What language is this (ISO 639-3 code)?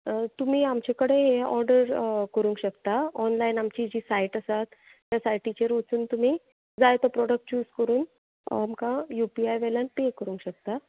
kok